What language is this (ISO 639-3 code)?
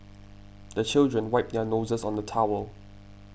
eng